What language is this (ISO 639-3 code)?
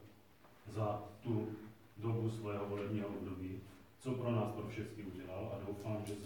ces